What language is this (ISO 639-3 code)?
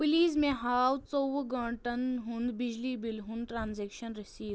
kas